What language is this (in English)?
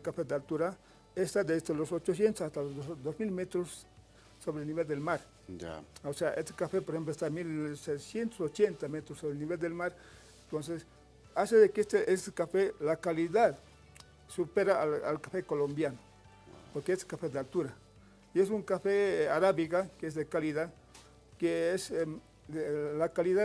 Spanish